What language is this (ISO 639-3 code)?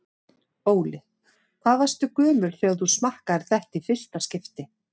isl